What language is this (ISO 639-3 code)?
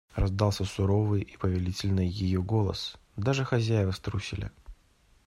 rus